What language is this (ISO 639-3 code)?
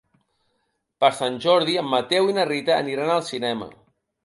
cat